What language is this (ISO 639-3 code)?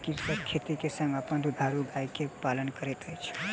mai